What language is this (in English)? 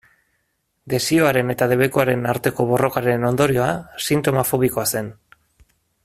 Basque